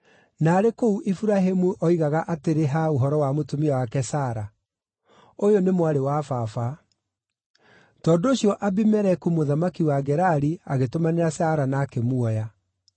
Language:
Kikuyu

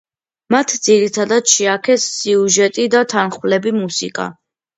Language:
Georgian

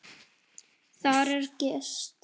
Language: Icelandic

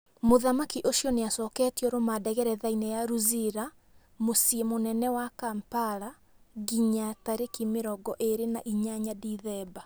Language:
Kikuyu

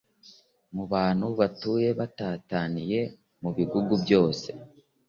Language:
Kinyarwanda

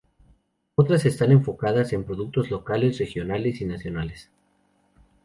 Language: Spanish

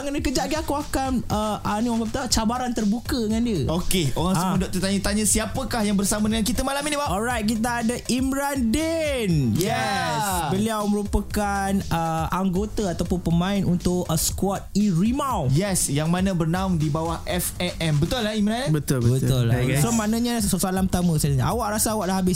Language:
Malay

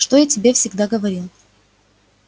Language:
Russian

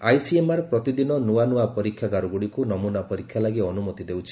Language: Odia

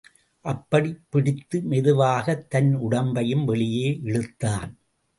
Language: Tamil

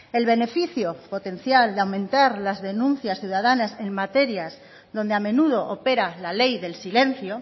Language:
Spanish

